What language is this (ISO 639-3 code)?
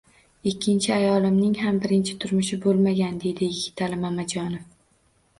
uzb